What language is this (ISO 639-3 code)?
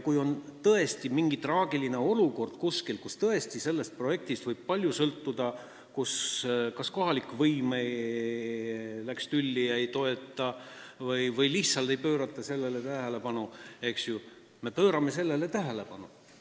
est